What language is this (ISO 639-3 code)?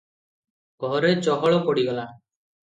ori